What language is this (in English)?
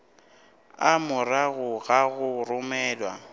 Northern Sotho